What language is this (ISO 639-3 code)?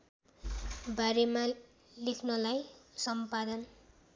nep